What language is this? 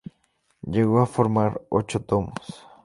Spanish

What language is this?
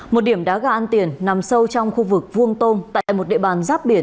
Vietnamese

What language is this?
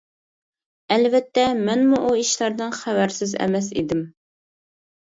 Uyghur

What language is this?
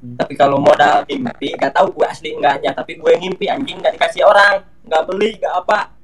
Indonesian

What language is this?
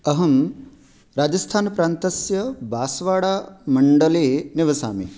Sanskrit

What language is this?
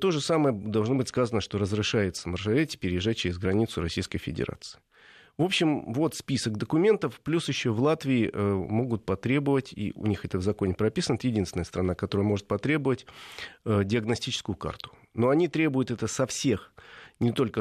Russian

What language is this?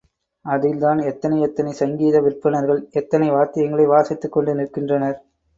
Tamil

